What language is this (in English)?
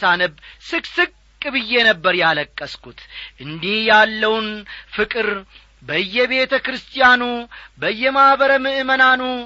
Amharic